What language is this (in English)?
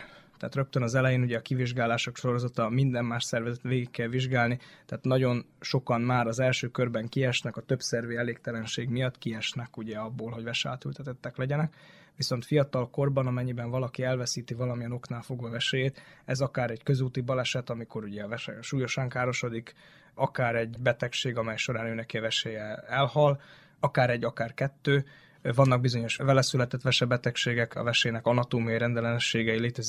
Hungarian